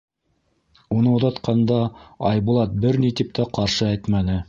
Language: Bashkir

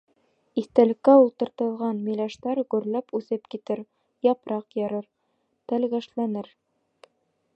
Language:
Bashkir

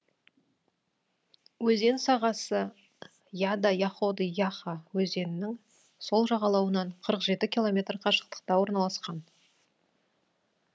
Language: Kazakh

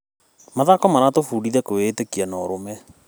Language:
Kikuyu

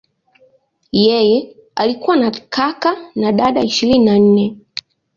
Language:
Swahili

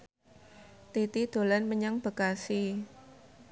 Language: Javanese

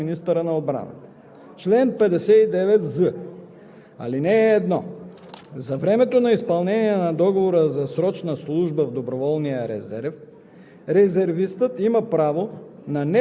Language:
Bulgarian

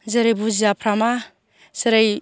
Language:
Bodo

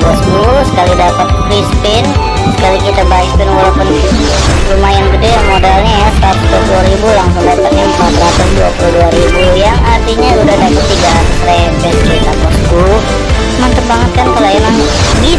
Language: Indonesian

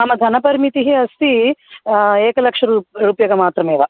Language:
Sanskrit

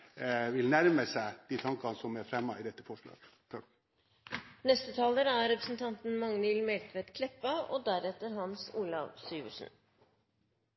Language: Norwegian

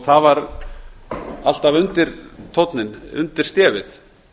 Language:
Icelandic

